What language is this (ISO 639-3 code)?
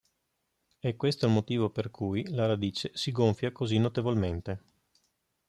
ita